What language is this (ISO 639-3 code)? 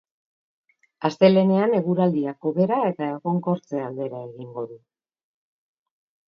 eus